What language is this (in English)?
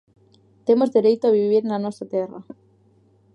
Galician